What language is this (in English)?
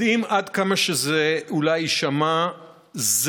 Hebrew